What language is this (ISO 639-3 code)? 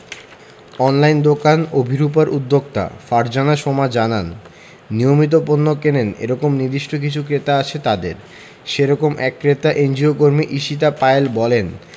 ben